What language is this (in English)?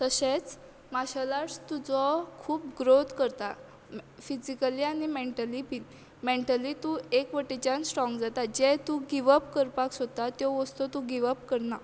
Konkani